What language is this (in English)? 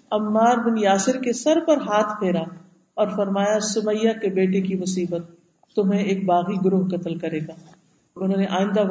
Urdu